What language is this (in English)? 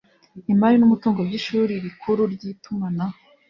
Kinyarwanda